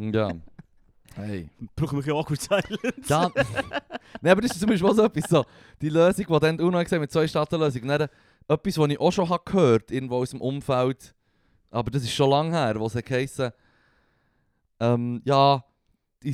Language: German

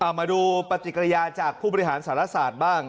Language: Thai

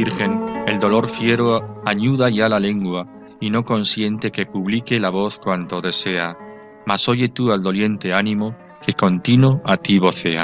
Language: Spanish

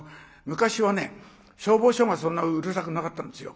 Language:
Japanese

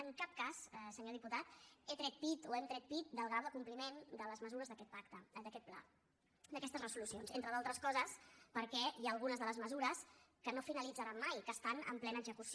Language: Catalan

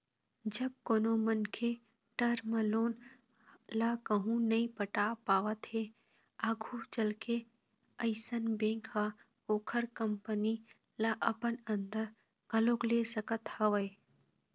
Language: Chhattisgarhi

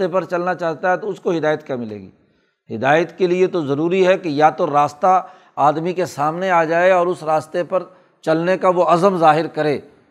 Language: Urdu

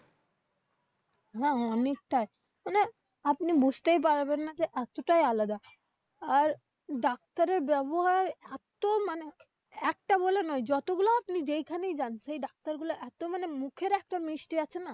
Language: Bangla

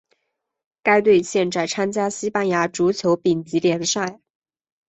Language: Chinese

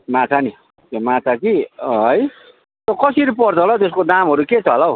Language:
Nepali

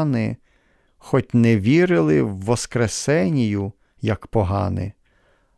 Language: Ukrainian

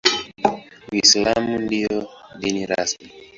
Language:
Swahili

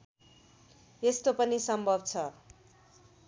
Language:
Nepali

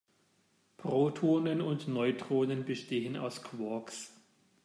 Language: German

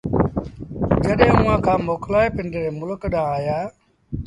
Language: Sindhi Bhil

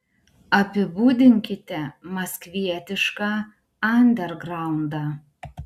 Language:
Lithuanian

